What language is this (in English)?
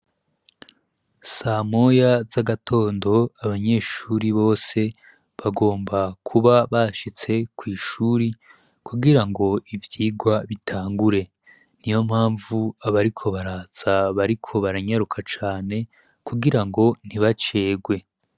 Rundi